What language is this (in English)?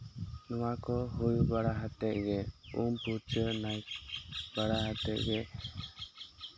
Santali